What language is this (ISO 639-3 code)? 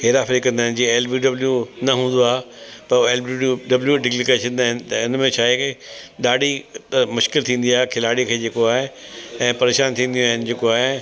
snd